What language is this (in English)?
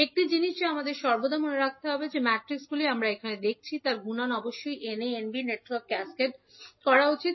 Bangla